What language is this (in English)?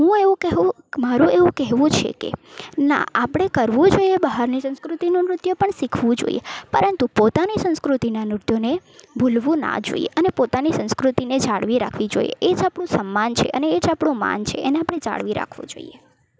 Gujarati